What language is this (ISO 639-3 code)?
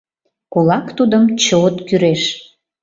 chm